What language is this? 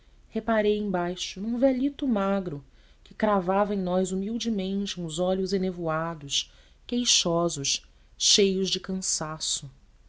Portuguese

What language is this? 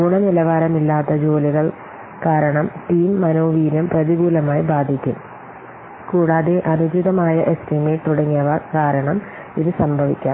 Malayalam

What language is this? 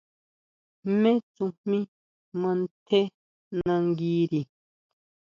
Huautla Mazatec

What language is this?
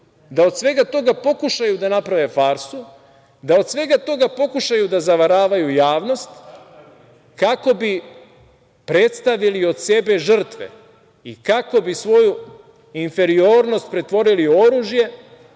Serbian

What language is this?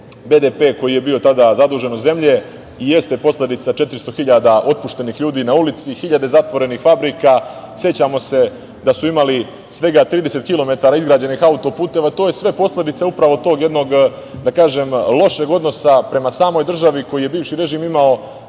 Serbian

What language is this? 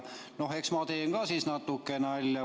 Estonian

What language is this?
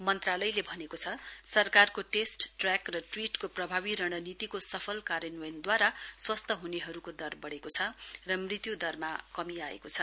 Nepali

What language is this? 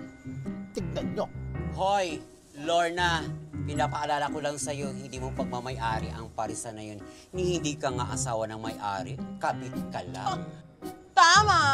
Filipino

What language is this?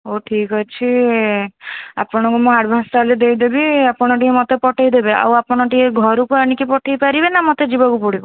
Odia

